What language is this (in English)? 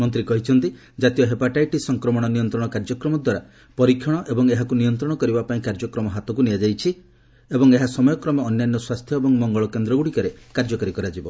Odia